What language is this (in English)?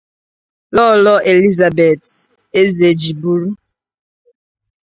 Igbo